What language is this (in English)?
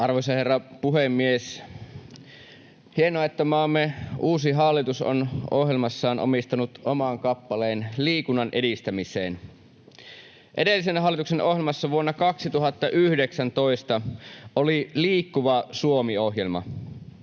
Finnish